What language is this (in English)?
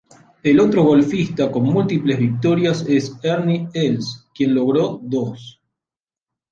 Spanish